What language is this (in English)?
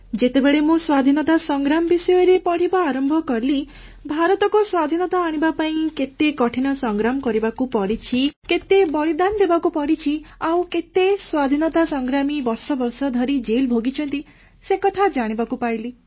Odia